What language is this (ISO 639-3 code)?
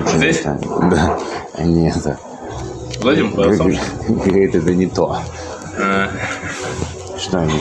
rus